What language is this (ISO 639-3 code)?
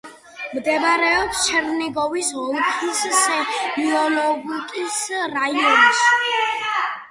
kat